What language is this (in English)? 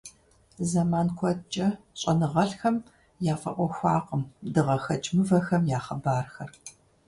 Kabardian